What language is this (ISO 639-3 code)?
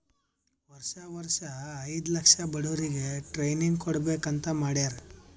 kan